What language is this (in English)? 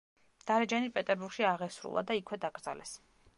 Georgian